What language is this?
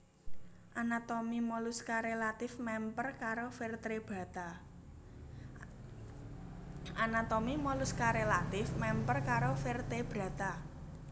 Javanese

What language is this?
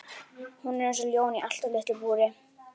Icelandic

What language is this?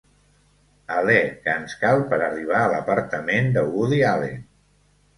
Catalan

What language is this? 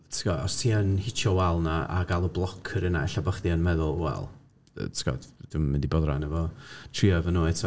Welsh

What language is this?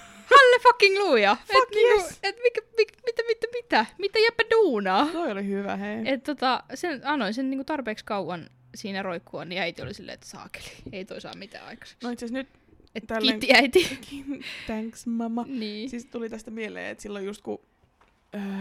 Finnish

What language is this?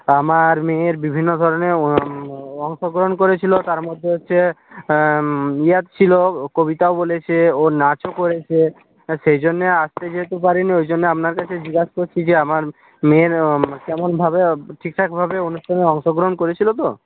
Bangla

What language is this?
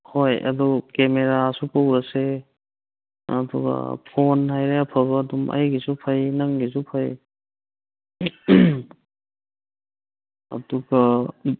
Manipuri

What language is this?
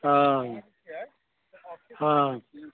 Maithili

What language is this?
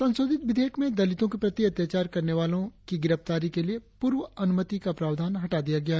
Hindi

